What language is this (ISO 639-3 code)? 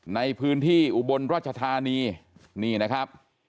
tha